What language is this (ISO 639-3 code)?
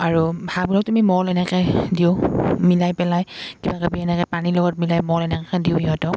asm